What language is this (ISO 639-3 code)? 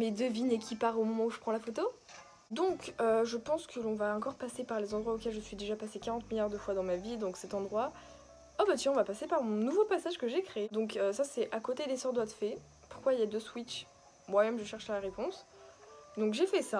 fra